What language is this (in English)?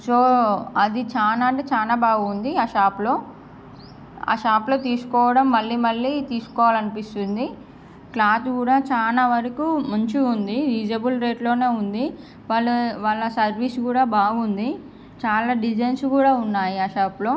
Telugu